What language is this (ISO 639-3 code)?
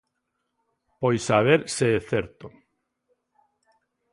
glg